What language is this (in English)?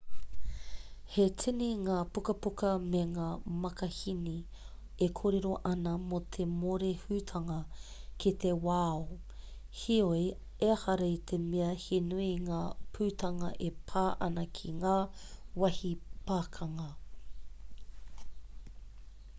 Māori